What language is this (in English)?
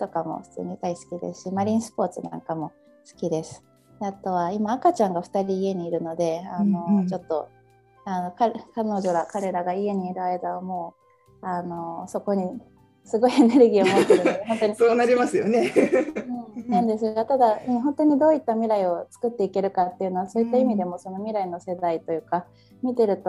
Japanese